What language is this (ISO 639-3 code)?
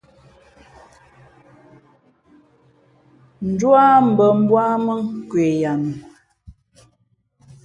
fmp